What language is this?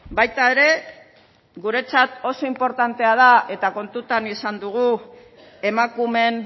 Basque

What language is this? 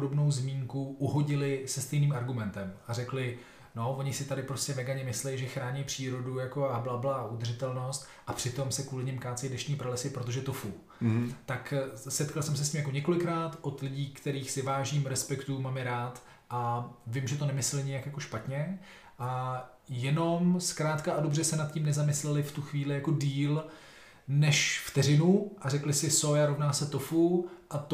Czech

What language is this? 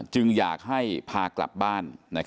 Thai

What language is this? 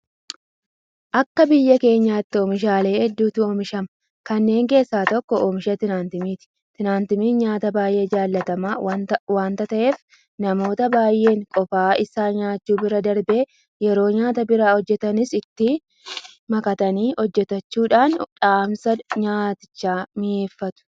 Oromo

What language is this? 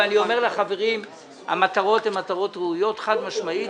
Hebrew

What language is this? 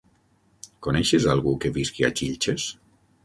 Catalan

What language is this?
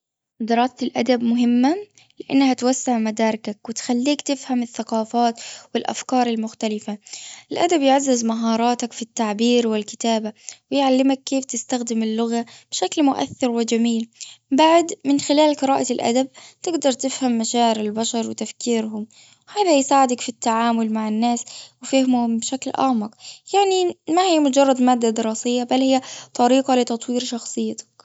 Gulf Arabic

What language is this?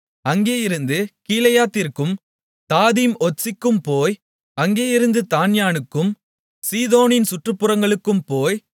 Tamil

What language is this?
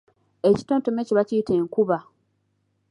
Ganda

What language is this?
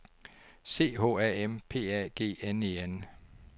Danish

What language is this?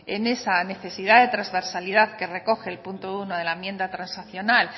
Spanish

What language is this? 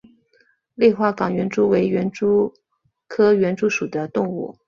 Chinese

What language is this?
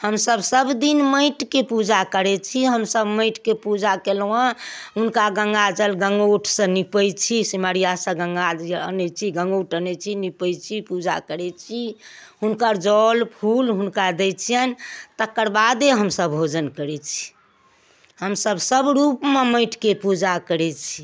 Maithili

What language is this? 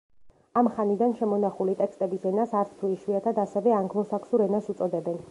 Georgian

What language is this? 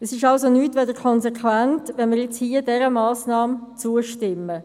Swiss German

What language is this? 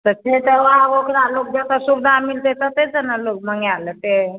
Maithili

